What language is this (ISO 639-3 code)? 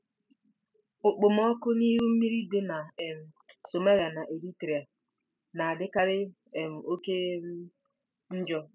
ibo